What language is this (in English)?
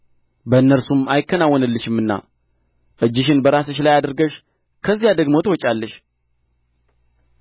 Amharic